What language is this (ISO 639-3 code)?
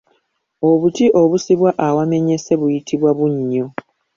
lug